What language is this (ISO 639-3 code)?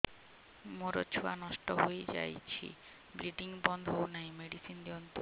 ori